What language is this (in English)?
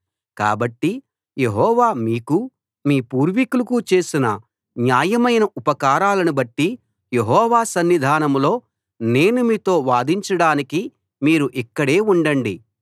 Telugu